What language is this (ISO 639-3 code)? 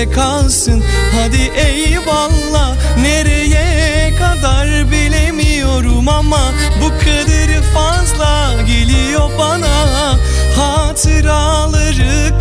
tur